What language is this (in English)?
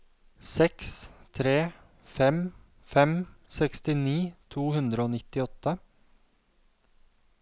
Norwegian